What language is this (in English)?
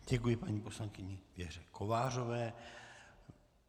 Czech